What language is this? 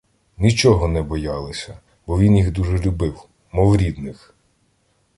Ukrainian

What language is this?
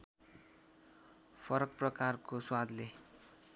Nepali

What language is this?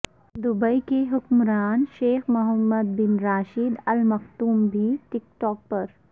Urdu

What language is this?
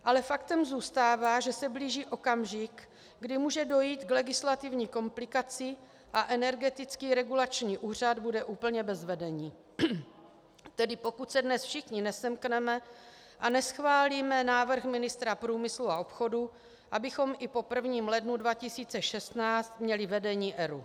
Czech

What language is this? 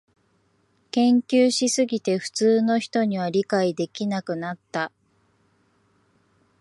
Japanese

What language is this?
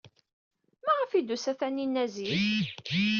Kabyle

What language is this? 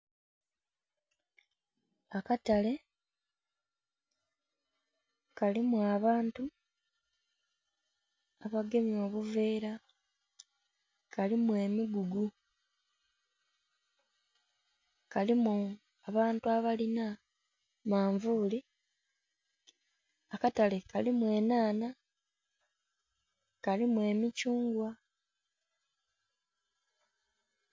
Soga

